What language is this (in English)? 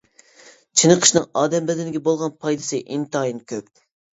Uyghur